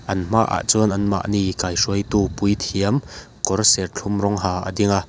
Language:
Mizo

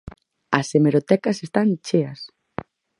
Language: Galician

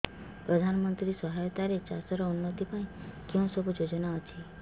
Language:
Odia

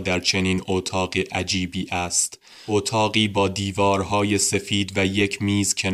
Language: Persian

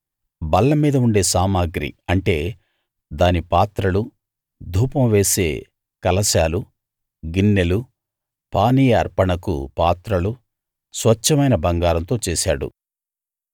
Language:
Telugu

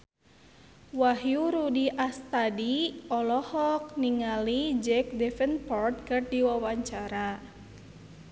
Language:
Sundanese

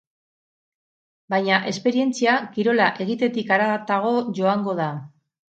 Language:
Basque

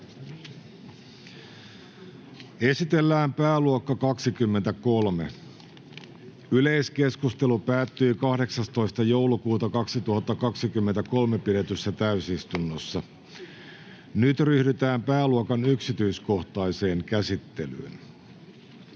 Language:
Finnish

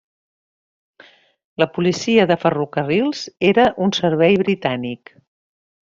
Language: Catalan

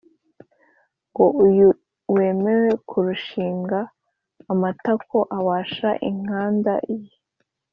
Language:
Kinyarwanda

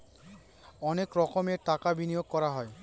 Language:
Bangla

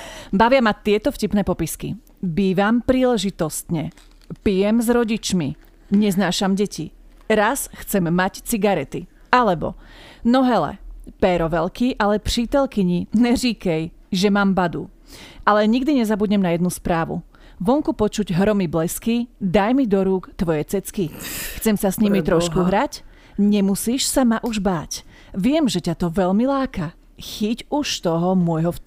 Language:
Slovak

